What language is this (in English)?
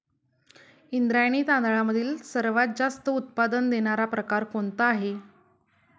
Marathi